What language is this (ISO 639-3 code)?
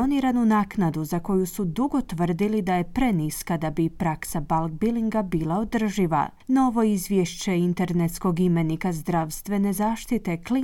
hrv